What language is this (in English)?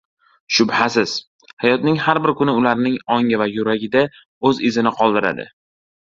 Uzbek